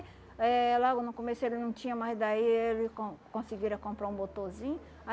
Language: Portuguese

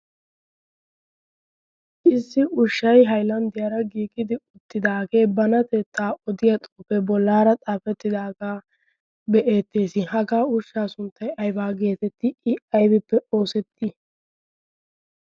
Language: Wolaytta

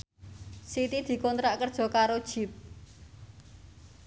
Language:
Javanese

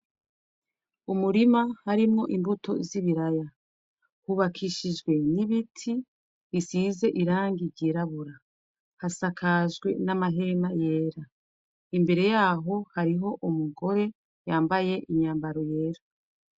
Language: Rundi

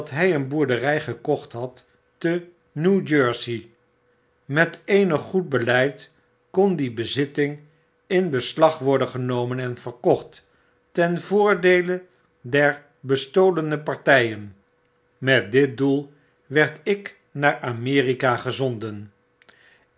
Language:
Dutch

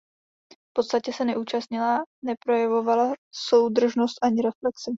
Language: Czech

